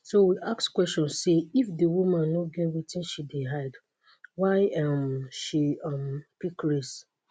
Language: Nigerian Pidgin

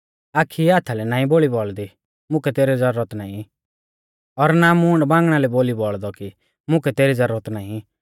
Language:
Mahasu Pahari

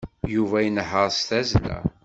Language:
Kabyle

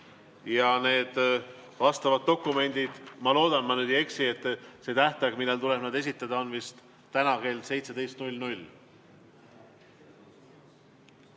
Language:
Estonian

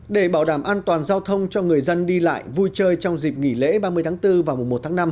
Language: Vietnamese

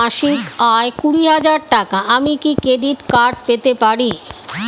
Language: Bangla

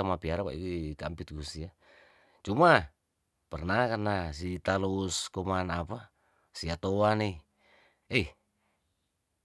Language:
Tondano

